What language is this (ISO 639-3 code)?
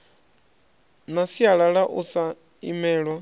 ven